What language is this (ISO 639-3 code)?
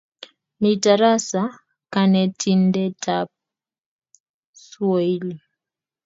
kln